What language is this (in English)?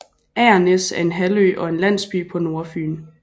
Danish